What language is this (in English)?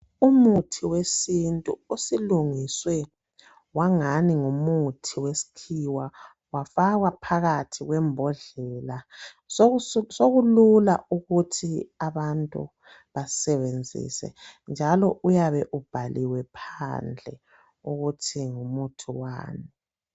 North Ndebele